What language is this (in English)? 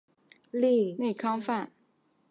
Chinese